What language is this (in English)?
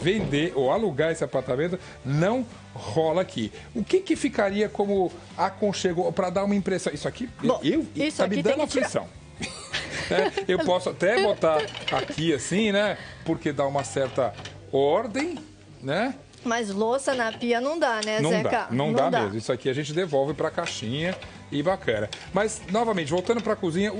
Portuguese